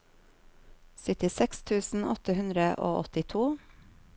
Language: Norwegian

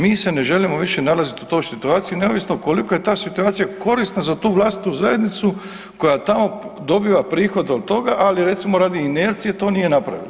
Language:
Croatian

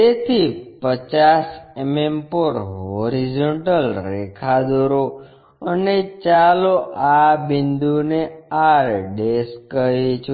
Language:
Gujarati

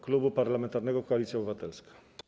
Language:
Polish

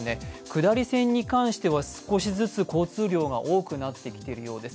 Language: Japanese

